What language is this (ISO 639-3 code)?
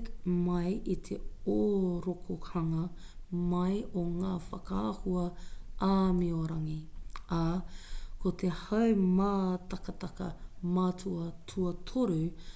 mri